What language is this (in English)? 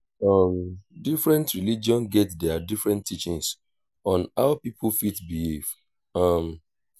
Nigerian Pidgin